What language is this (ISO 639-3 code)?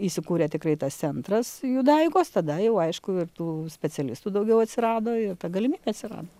lit